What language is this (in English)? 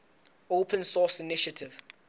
Southern Sotho